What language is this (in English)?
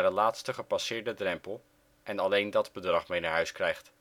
Dutch